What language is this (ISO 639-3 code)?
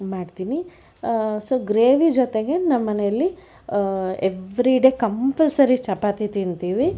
kan